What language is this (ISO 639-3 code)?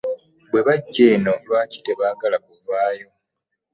lug